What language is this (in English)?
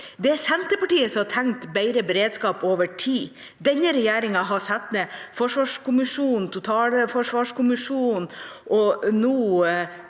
Norwegian